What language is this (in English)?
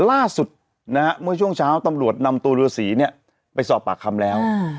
Thai